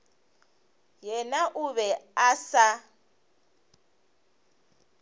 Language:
Northern Sotho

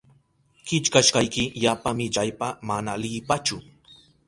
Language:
Southern Pastaza Quechua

